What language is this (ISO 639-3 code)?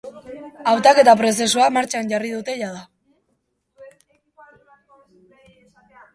eus